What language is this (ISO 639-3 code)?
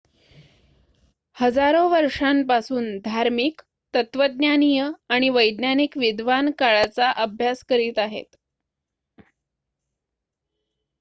mar